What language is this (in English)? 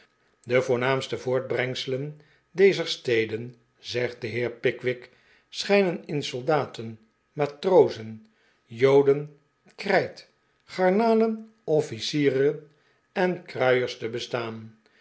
Dutch